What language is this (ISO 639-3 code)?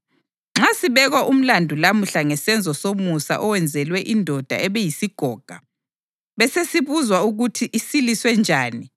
nde